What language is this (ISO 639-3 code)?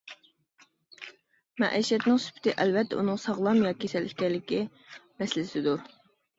uig